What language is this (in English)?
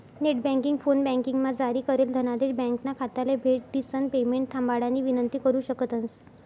Marathi